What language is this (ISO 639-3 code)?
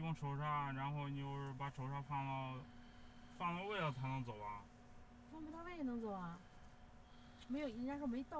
zho